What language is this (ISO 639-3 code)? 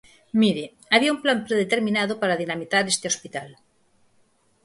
glg